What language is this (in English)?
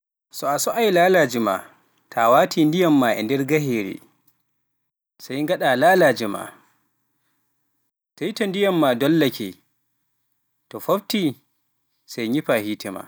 Pular